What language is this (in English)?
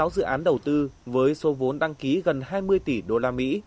Vietnamese